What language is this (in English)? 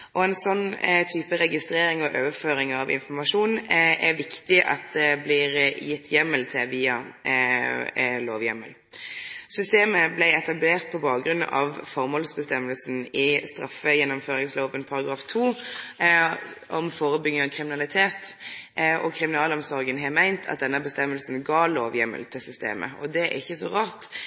Norwegian Nynorsk